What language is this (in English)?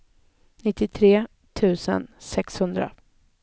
Swedish